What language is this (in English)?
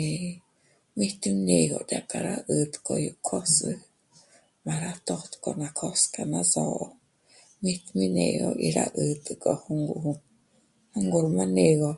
Michoacán Mazahua